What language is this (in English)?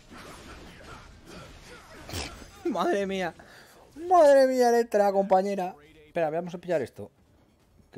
Spanish